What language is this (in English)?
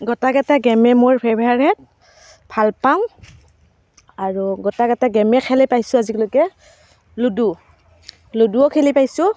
Assamese